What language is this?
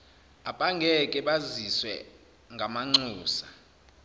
Zulu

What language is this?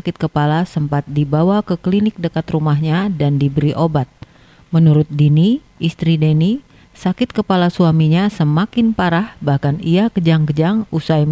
Indonesian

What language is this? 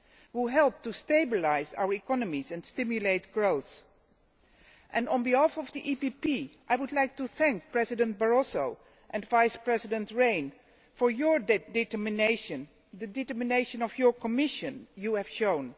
English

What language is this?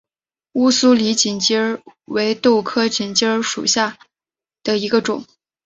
Chinese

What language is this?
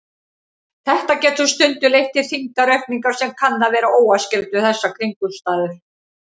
Icelandic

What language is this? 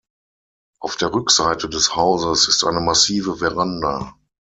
German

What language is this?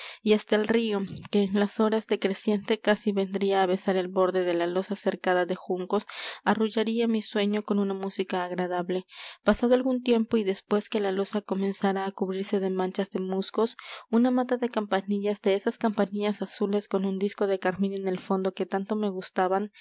Spanish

